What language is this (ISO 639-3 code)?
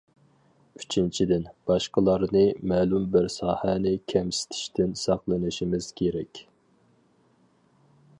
uig